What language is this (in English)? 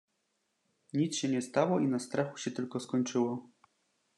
Polish